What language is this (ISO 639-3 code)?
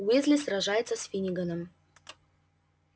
rus